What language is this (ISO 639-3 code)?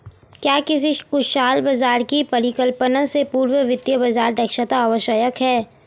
hin